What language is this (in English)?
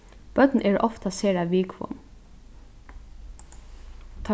Faroese